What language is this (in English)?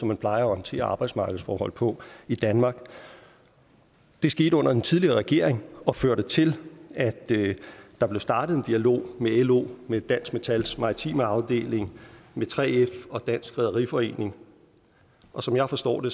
Danish